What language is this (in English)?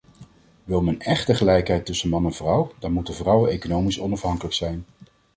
Dutch